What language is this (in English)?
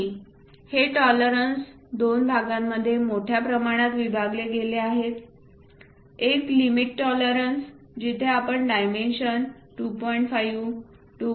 Marathi